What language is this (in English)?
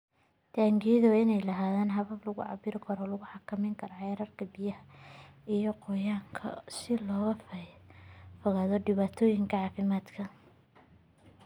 Somali